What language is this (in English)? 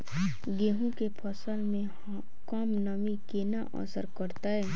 Maithili